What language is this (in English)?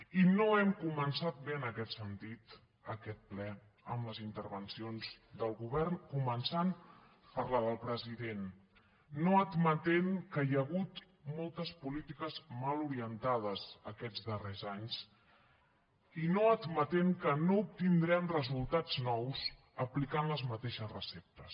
Catalan